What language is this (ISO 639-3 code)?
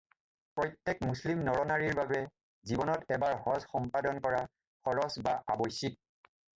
asm